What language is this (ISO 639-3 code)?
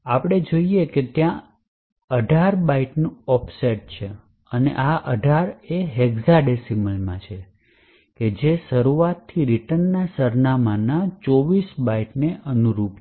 guj